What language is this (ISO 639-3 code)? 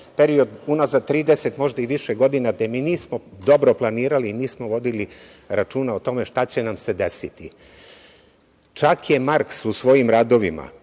srp